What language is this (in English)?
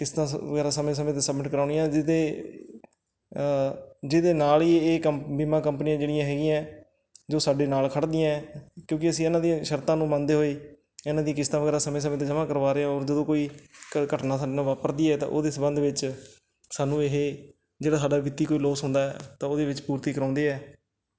Punjabi